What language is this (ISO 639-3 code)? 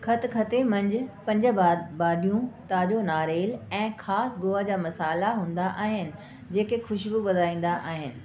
snd